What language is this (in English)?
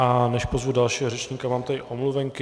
Czech